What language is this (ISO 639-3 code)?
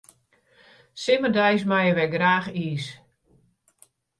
fry